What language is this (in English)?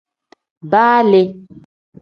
Tem